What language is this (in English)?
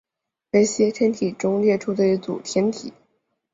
Chinese